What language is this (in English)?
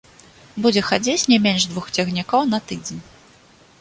Belarusian